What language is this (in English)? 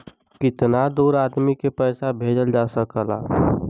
Bhojpuri